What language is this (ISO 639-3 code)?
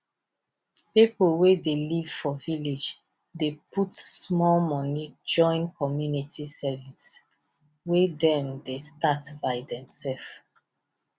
pcm